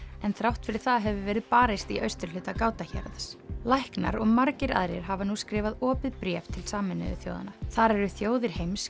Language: Icelandic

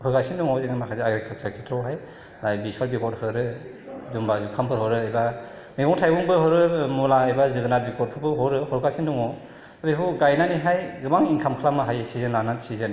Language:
Bodo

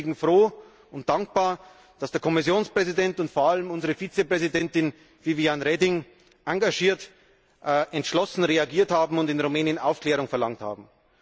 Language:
German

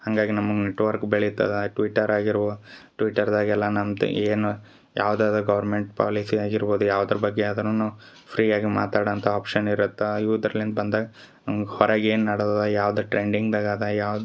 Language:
Kannada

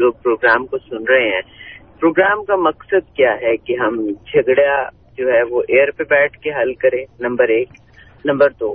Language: Urdu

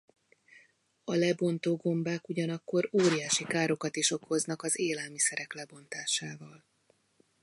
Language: Hungarian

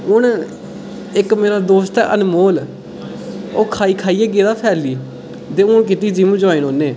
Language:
Dogri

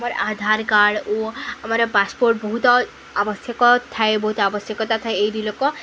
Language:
Odia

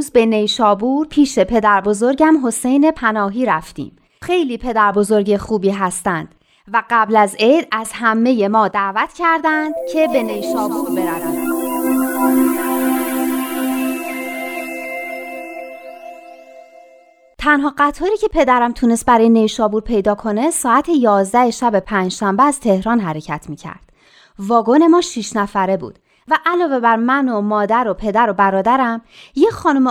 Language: Persian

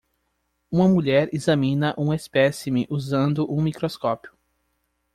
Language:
Portuguese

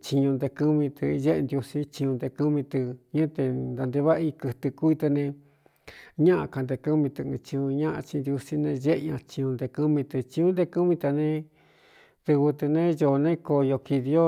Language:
Cuyamecalco Mixtec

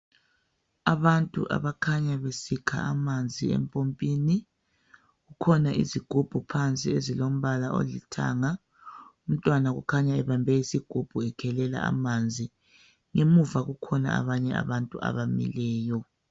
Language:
North Ndebele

